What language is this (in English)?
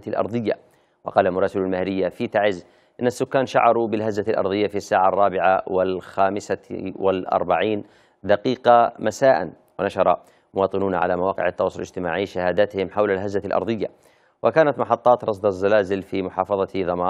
Arabic